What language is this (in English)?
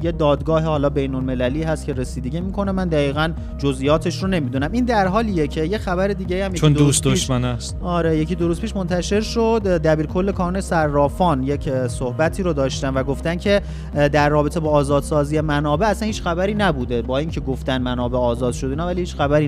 Persian